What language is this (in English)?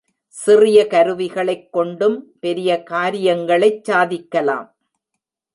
Tamil